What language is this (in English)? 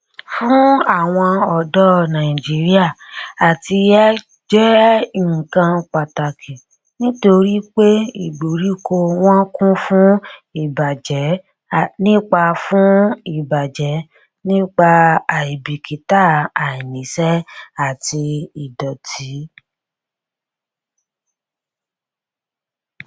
Yoruba